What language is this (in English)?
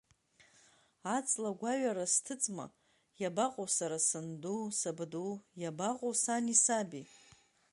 Abkhazian